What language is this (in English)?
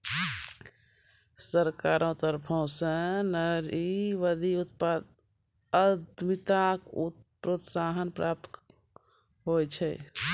Maithili